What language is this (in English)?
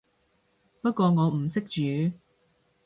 Cantonese